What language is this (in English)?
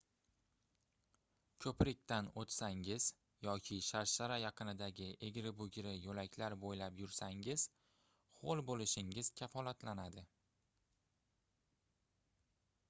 Uzbek